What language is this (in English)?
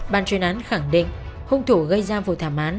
Vietnamese